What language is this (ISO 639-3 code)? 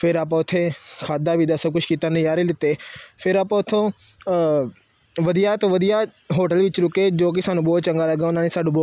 pan